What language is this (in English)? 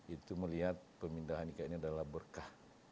Indonesian